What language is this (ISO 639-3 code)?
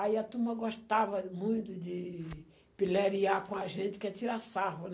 por